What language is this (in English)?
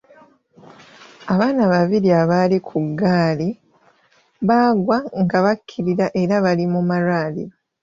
Ganda